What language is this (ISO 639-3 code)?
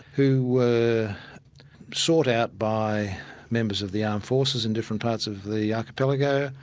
eng